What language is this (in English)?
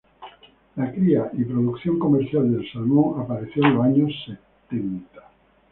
Spanish